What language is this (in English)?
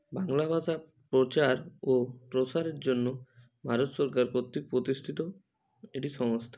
Bangla